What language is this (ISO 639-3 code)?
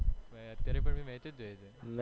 guj